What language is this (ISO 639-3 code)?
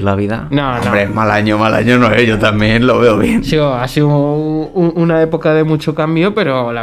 spa